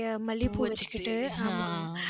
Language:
Tamil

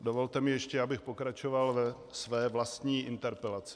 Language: Czech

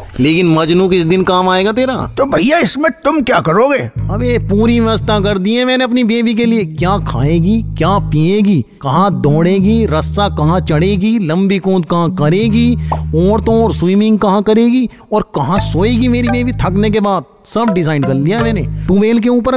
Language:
Hindi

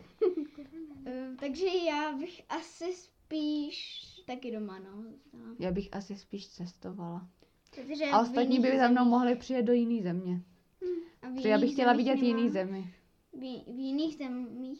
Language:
Czech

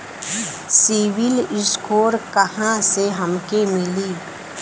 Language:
Bhojpuri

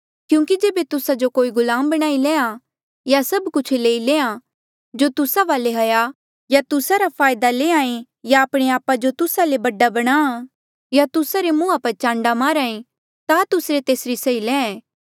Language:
Mandeali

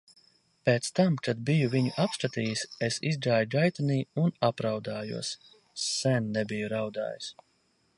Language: Latvian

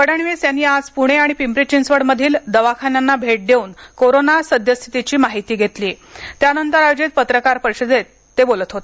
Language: Marathi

